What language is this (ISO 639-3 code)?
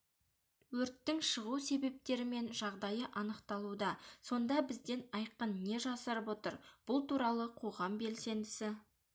kaz